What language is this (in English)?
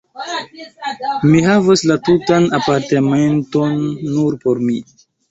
Esperanto